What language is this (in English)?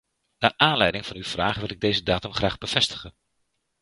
Dutch